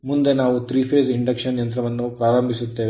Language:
Kannada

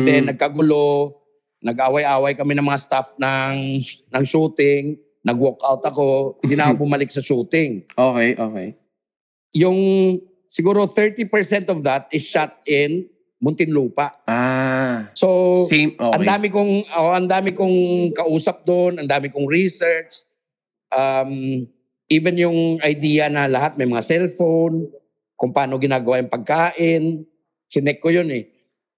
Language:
Filipino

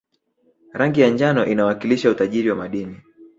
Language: Swahili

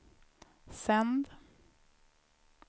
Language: Swedish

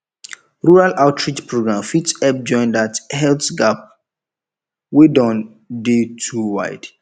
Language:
Nigerian Pidgin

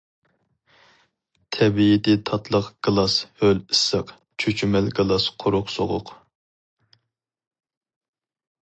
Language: Uyghur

